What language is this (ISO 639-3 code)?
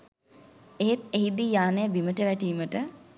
sin